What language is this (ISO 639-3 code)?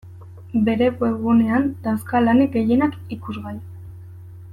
eus